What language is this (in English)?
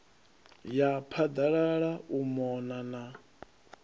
Venda